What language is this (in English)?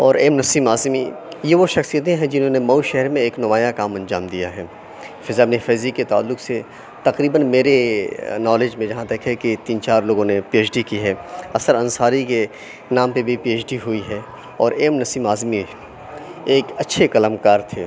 Urdu